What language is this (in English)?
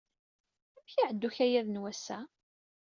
Kabyle